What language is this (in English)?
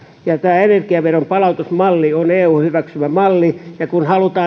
Finnish